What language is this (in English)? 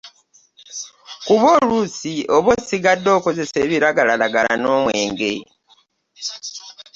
Ganda